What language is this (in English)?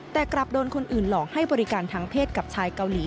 Thai